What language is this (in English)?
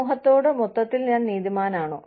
Malayalam